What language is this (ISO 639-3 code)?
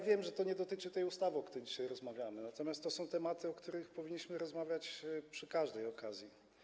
pol